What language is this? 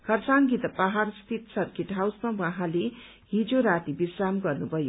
Nepali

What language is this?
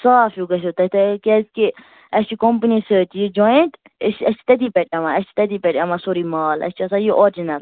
Kashmiri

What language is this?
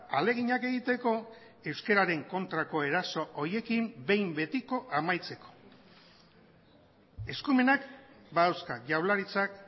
Basque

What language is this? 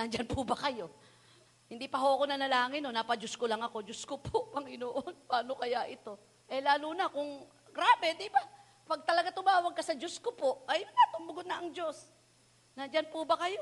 Filipino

